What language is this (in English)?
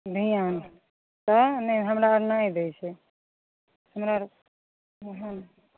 Maithili